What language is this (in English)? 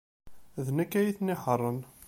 Kabyle